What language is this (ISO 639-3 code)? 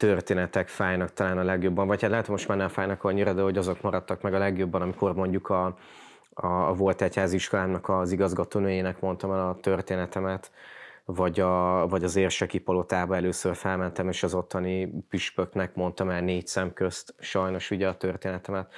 hun